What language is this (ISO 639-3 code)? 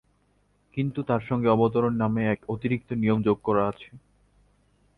ben